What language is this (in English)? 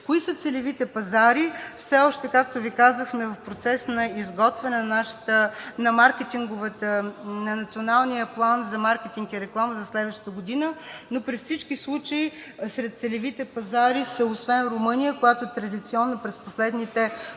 Bulgarian